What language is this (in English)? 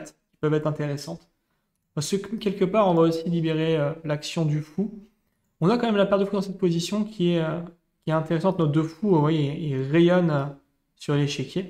French